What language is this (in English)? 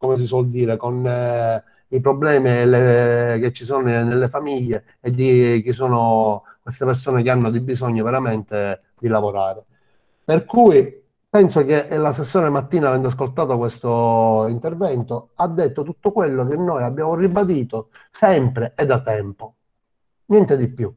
Italian